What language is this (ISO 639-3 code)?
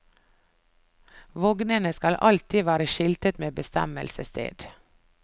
nor